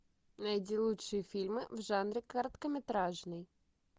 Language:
Russian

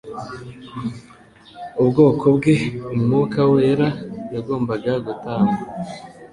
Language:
Kinyarwanda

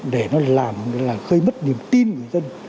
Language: Vietnamese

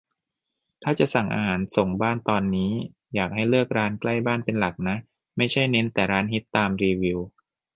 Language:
Thai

